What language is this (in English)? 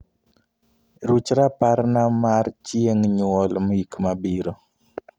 Luo (Kenya and Tanzania)